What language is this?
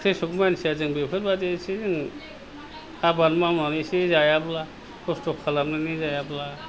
Bodo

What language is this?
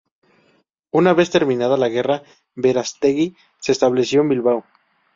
Spanish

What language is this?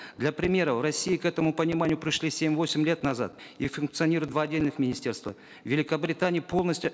Kazakh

